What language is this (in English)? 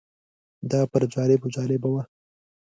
Pashto